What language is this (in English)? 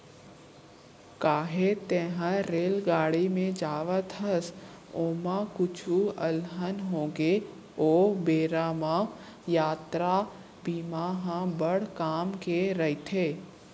Chhattisgarhi